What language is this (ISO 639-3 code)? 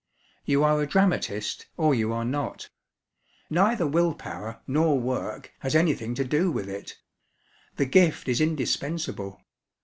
eng